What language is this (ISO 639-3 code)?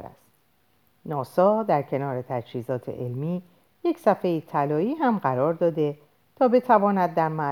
fas